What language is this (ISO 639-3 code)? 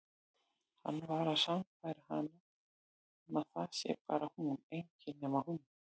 isl